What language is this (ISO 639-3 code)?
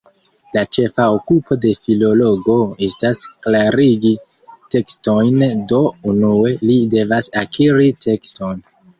epo